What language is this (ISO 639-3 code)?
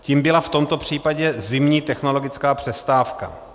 ces